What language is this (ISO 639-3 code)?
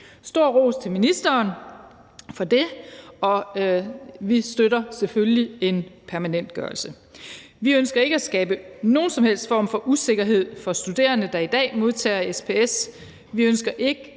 dan